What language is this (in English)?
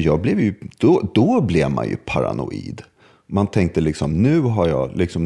Swedish